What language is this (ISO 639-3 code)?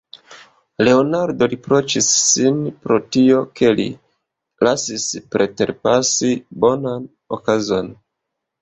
epo